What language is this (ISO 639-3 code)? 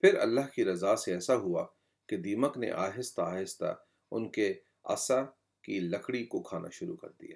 urd